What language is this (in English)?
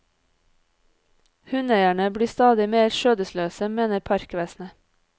Norwegian